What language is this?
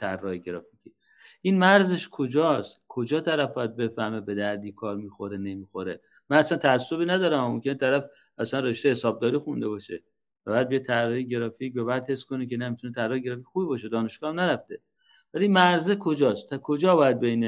Persian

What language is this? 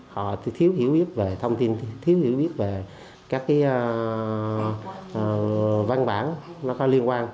Vietnamese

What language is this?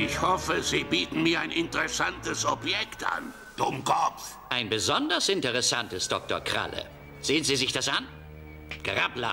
German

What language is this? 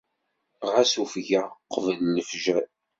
Kabyle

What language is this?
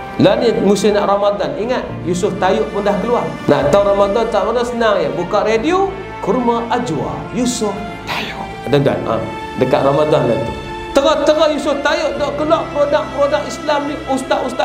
Malay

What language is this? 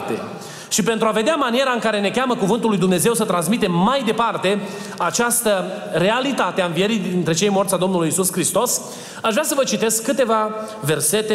Romanian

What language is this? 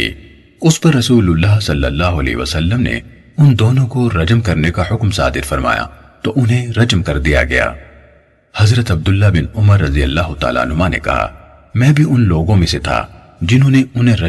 Urdu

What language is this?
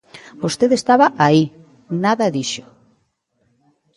Galician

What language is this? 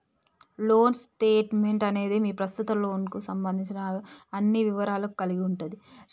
Telugu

